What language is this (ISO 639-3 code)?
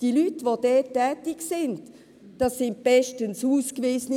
gsw